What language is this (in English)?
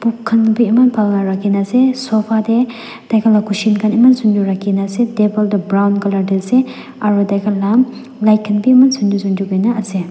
Naga Pidgin